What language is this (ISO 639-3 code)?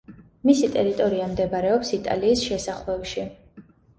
kat